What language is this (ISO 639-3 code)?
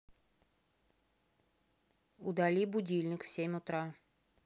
rus